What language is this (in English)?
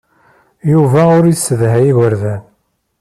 Kabyle